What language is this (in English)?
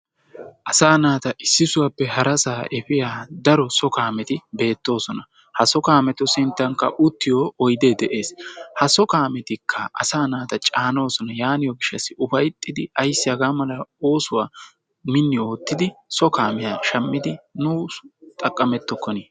Wolaytta